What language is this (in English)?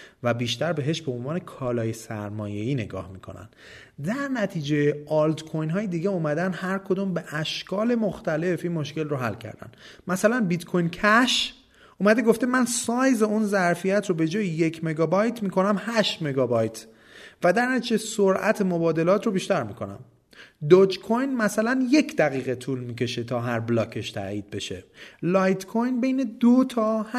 Persian